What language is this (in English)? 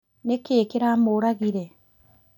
Kikuyu